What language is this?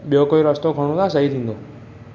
Sindhi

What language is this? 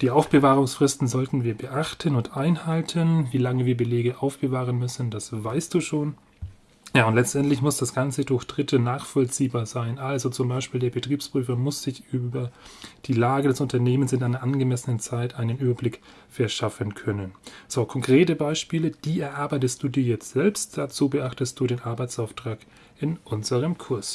German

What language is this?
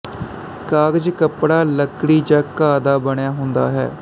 Punjabi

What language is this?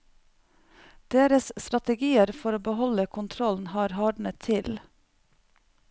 Norwegian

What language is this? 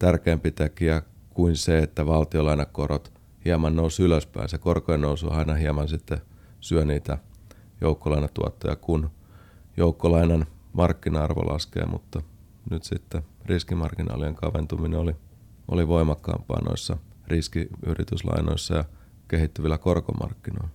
Finnish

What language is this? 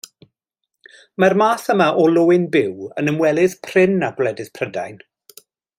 Welsh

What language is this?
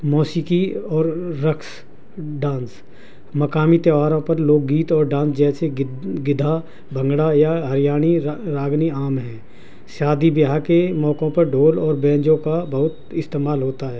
Urdu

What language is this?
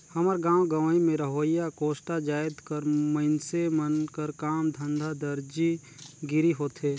Chhattisgarhi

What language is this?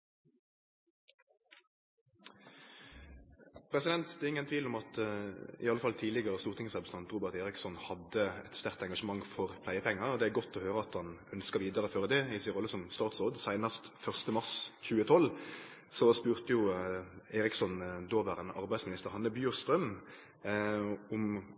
Norwegian Nynorsk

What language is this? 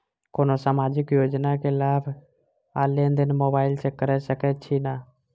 Maithili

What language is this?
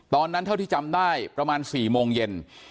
Thai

